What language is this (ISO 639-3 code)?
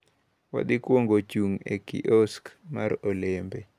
luo